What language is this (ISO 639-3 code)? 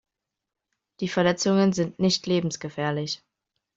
deu